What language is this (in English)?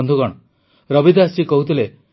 Odia